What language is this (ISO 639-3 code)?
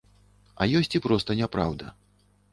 bel